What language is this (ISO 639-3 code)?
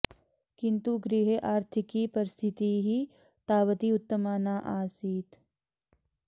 san